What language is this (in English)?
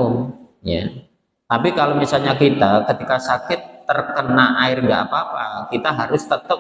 Indonesian